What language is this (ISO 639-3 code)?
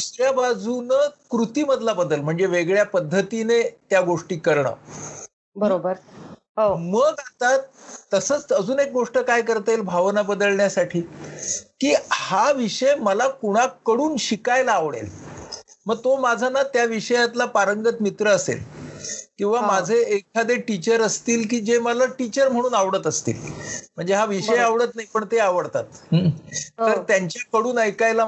mar